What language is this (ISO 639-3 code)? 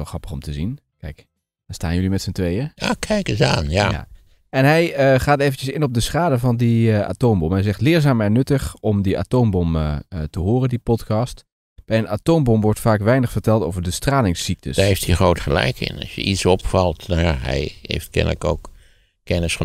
nld